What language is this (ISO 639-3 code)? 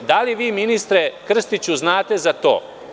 srp